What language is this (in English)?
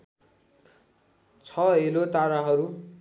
Nepali